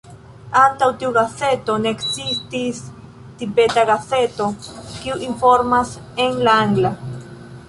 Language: Esperanto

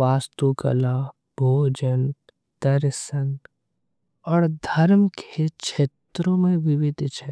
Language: Angika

